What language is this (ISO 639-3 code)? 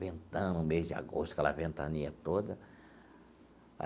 por